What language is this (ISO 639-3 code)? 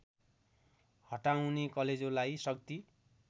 nep